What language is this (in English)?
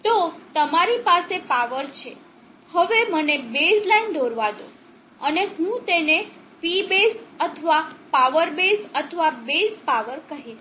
Gujarati